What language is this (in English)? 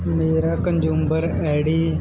Punjabi